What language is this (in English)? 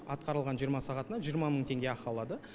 Kazakh